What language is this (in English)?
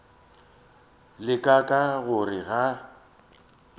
Northern Sotho